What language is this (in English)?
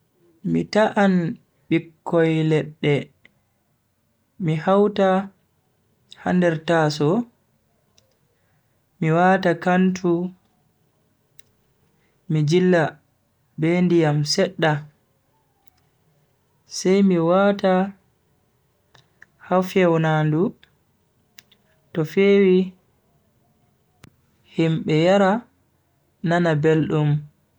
Bagirmi Fulfulde